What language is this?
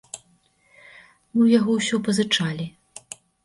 Belarusian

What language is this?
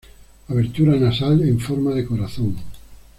Spanish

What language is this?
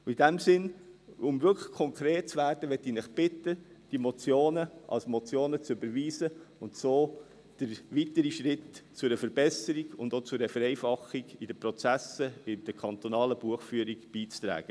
Swiss German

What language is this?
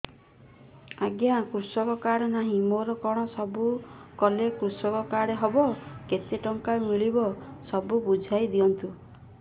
Odia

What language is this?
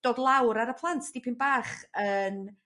Welsh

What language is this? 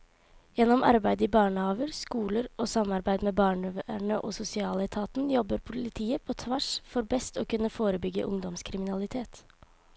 Norwegian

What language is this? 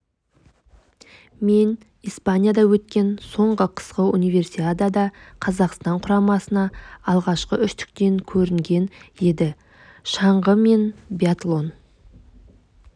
Kazakh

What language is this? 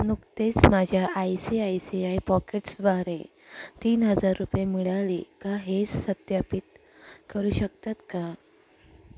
Marathi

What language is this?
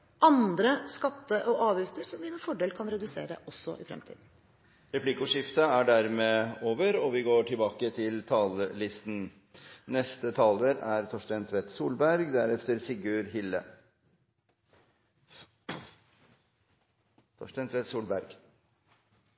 Norwegian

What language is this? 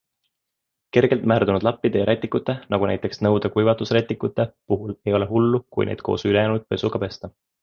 Estonian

